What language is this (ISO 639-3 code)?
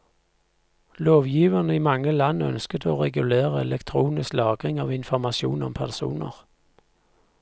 nor